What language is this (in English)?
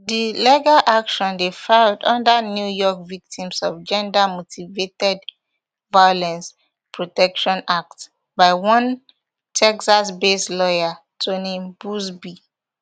Nigerian Pidgin